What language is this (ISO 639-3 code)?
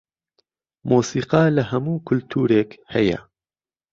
ckb